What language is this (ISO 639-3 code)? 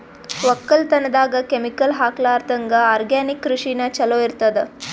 kan